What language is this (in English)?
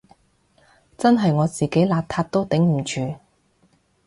Cantonese